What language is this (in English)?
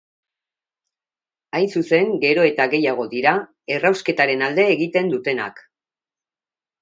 Basque